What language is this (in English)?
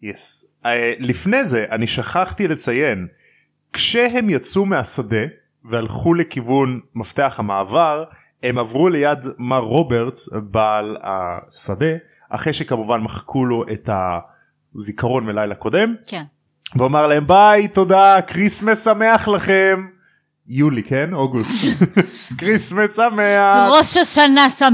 Hebrew